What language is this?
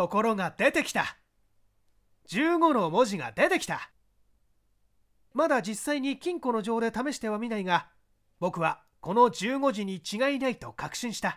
Japanese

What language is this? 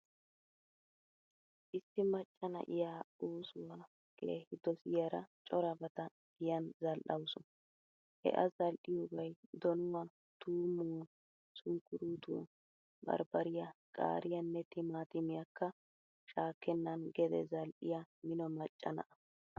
Wolaytta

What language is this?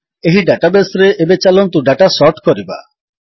Odia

